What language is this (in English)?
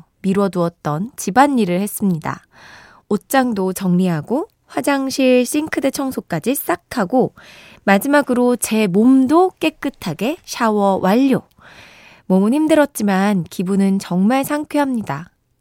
Korean